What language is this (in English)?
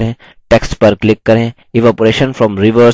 Hindi